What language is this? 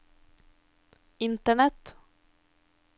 Norwegian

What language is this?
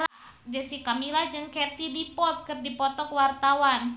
Sundanese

